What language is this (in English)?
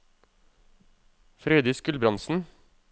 Norwegian